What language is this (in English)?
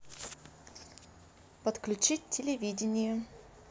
Russian